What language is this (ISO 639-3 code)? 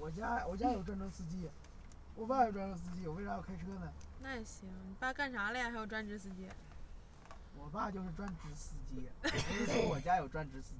zho